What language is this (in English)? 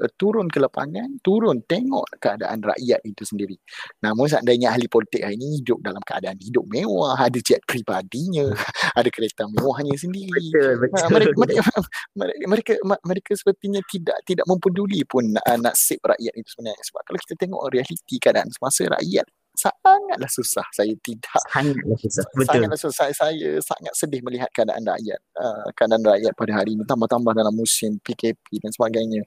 Malay